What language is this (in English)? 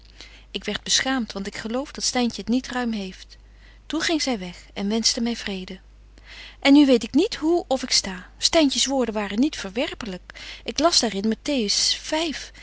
Dutch